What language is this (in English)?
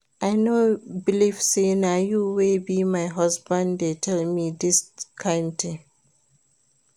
Nigerian Pidgin